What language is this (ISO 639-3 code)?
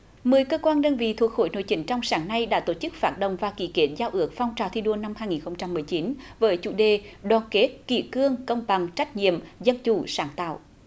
vie